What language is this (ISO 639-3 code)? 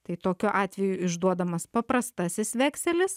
lit